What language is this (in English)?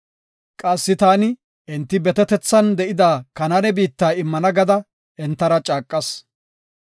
Gofa